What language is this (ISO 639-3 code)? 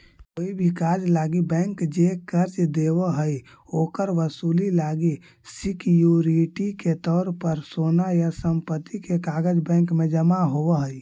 mag